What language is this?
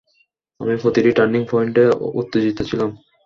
Bangla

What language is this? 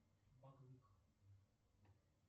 Russian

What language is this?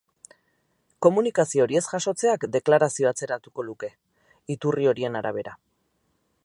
Basque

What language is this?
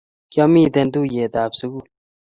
Kalenjin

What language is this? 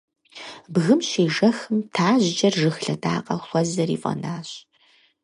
Kabardian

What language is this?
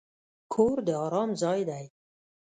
Pashto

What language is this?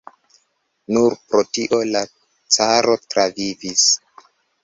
Esperanto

